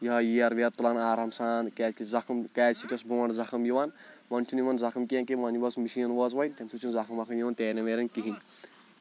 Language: Kashmiri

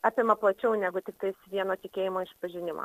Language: Lithuanian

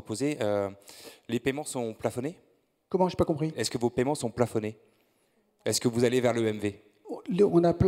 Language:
French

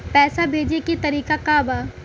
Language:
Bhojpuri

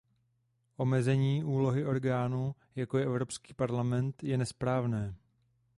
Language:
Czech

